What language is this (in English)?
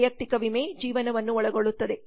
Kannada